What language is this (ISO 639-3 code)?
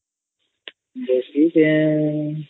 ori